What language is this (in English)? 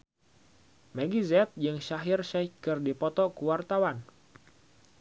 Sundanese